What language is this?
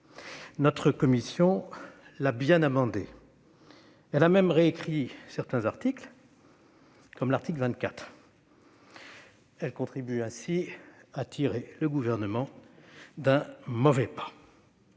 French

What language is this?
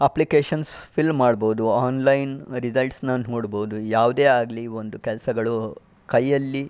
Kannada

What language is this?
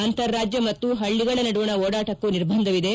Kannada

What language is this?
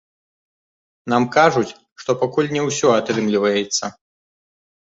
Belarusian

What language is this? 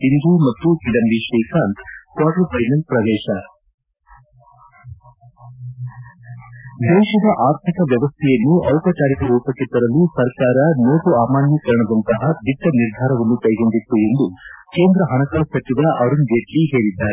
Kannada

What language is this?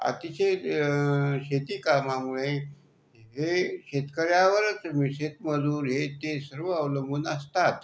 Marathi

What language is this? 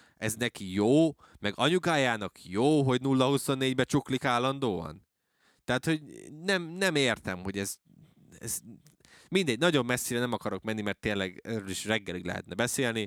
Hungarian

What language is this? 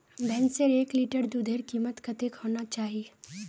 Magahi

